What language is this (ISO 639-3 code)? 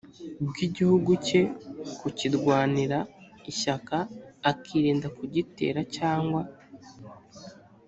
kin